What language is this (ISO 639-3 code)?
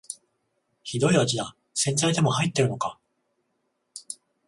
jpn